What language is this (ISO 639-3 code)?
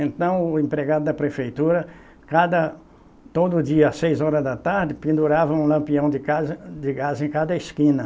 por